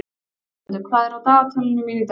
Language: Icelandic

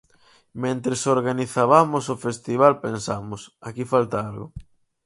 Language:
Galician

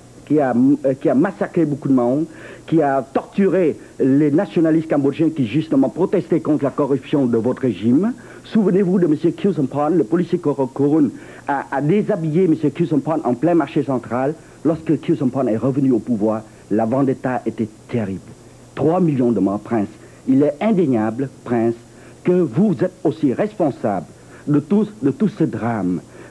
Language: French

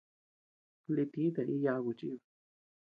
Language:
Tepeuxila Cuicatec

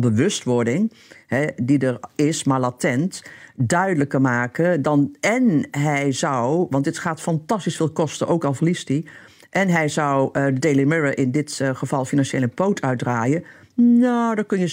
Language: Dutch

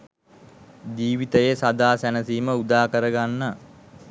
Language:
Sinhala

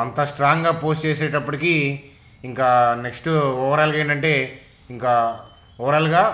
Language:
Telugu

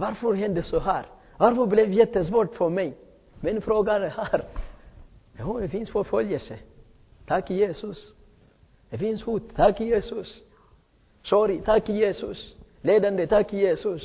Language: Swedish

